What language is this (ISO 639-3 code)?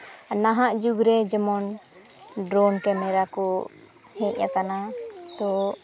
sat